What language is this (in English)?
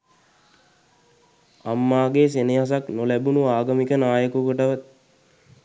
Sinhala